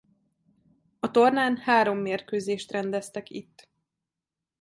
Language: Hungarian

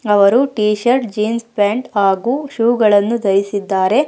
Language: Kannada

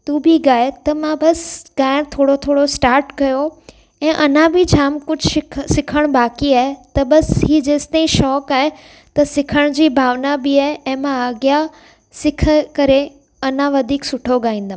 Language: Sindhi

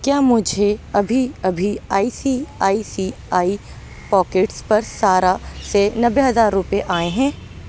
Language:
Urdu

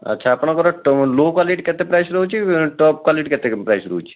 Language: Odia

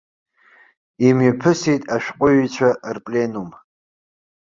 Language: Abkhazian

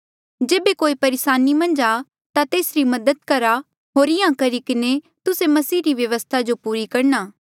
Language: Mandeali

